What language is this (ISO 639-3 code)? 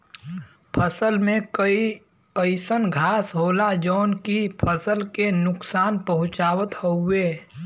bho